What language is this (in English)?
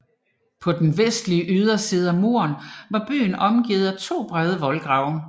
Danish